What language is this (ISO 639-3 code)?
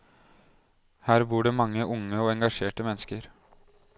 nor